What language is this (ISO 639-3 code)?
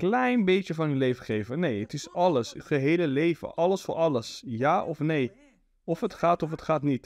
nld